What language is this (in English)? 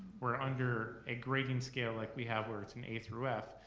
English